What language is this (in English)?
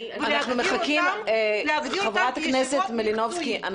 Hebrew